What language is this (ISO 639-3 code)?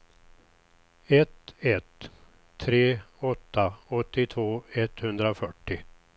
swe